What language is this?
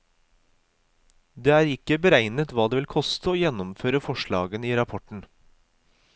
Norwegian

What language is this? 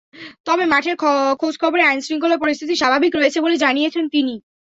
Bangla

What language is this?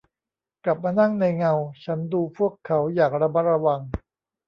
Thai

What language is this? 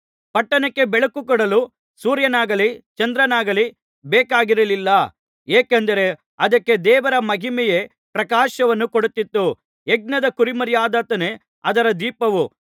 Kannada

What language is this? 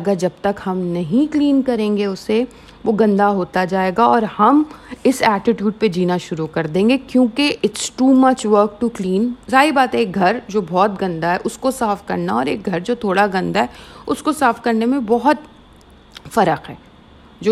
Urdu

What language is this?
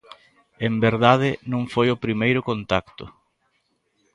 Galician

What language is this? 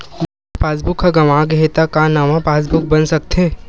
Chhattisgarhi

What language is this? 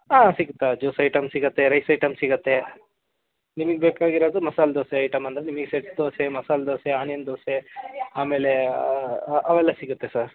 Kannada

